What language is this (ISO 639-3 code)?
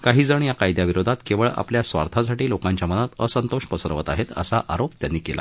mar